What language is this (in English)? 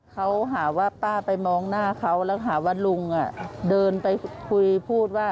Thai